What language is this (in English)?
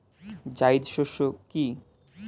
Bangla